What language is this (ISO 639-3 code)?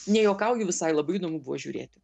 lit